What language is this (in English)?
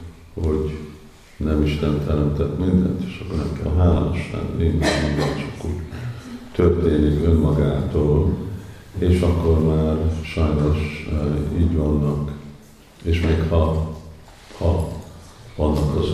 Hungarian